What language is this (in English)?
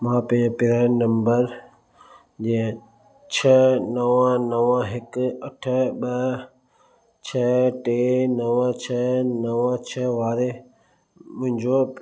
Sindhi